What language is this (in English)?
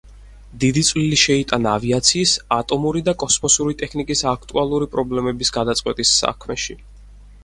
Georgian